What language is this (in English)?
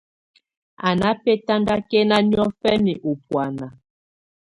Tunen